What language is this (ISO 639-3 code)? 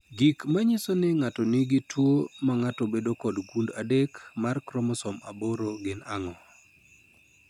luo